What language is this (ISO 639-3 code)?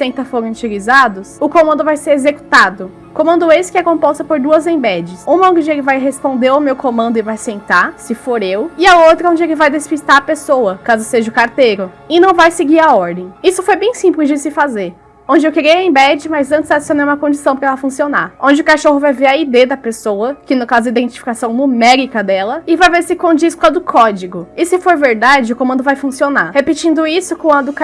por